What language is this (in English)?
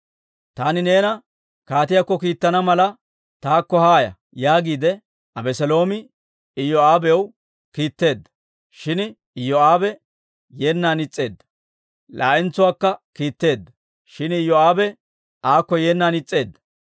Dawro